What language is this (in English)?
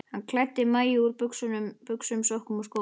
Icelandic